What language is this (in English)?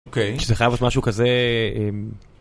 Hebrew